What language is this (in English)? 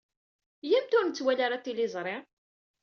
Kabyle